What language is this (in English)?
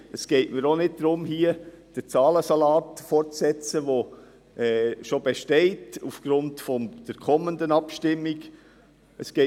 Swiss German